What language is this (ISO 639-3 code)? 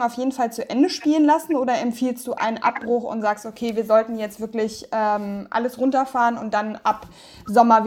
deu